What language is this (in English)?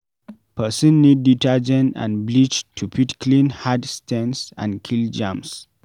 Nigerian Pidgin